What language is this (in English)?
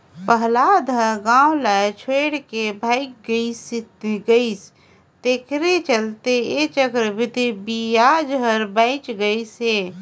Chhattisgarhi